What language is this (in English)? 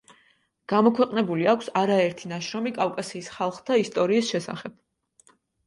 Georgian